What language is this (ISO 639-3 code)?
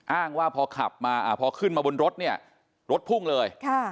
tha